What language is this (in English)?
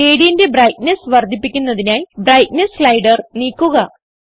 Malayalam